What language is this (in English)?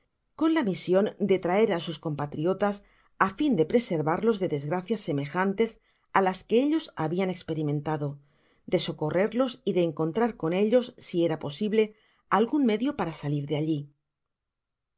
Spanish